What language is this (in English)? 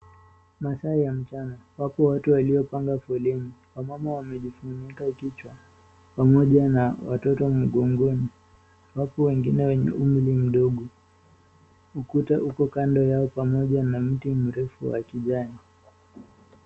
Swahili